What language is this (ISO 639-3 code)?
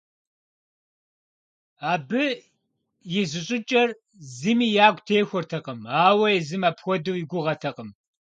kbd